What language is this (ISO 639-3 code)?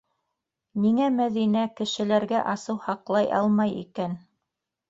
bak